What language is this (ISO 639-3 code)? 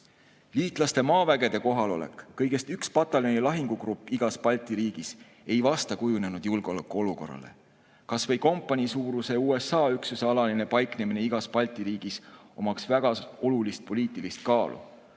est